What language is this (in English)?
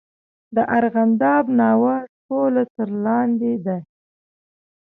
Pashto